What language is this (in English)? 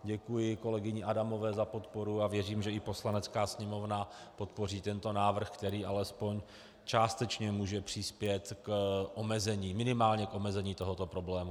Czech